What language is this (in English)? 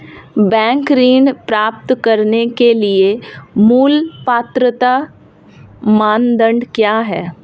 Hindi